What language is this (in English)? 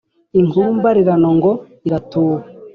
Kinyarwanda